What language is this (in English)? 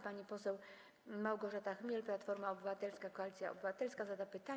Polish